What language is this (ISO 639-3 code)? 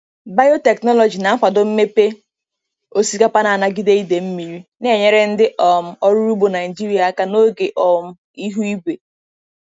ibo